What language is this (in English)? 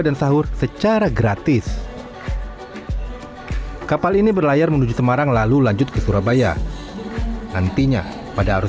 Indonesian